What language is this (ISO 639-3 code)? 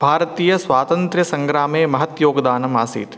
san